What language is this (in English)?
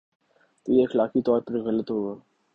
Urdu